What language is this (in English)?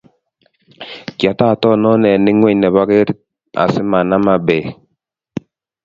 Kalenjin